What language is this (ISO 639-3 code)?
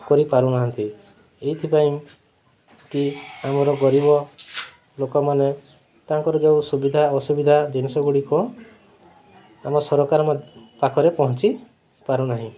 ori